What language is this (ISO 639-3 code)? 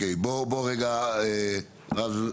heb